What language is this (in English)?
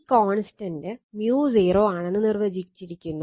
Malayalam